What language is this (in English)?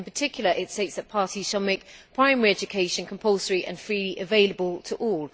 English